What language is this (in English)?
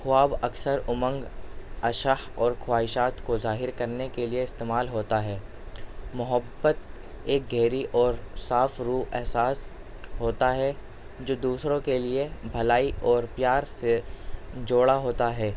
Urdu